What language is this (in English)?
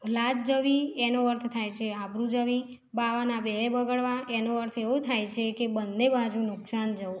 Gujarati